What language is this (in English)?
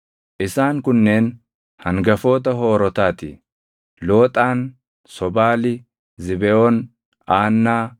Oromo